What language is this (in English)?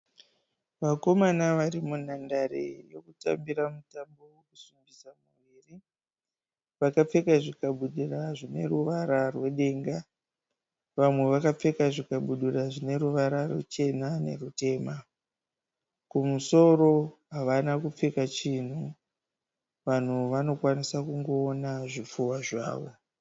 Shona